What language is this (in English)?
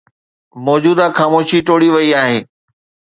Sindhi